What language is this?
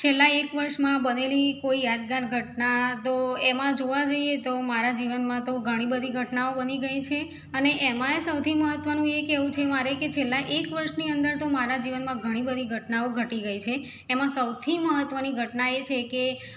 Gujarati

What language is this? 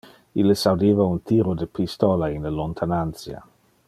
Interlingua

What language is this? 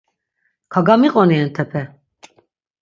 Laz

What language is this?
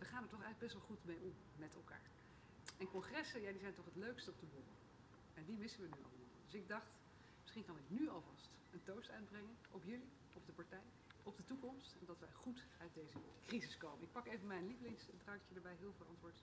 Dutch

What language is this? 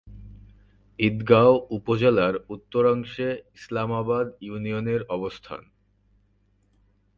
Bangla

